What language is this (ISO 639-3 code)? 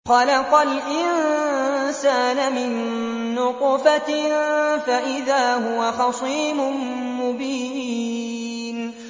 ara